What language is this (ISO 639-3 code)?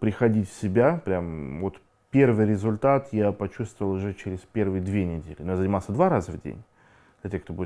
rus